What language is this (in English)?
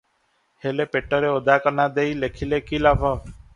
Odia